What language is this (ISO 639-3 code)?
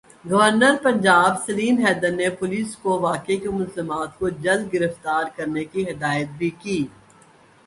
urd